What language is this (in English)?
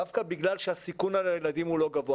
Hebrew